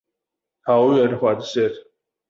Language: Chinese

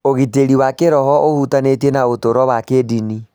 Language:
Kikuyu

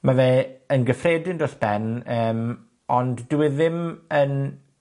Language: Welsh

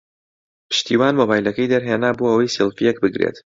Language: Central Kurdish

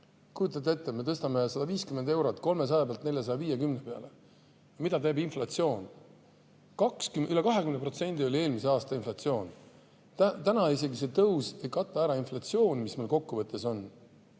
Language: Estonian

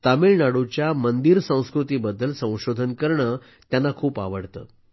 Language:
Marathi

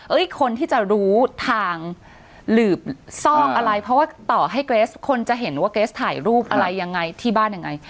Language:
Thai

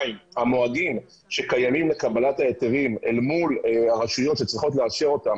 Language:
Hebrew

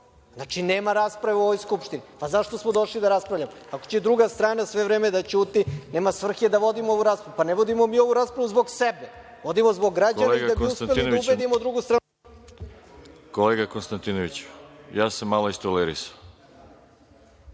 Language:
Serbian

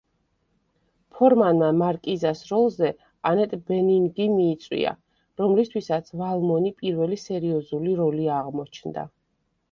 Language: Georgian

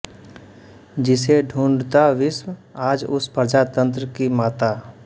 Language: Hindi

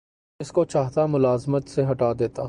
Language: Urdu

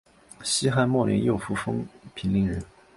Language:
Chinese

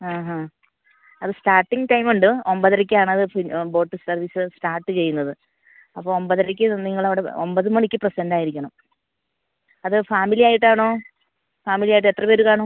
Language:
Malayalam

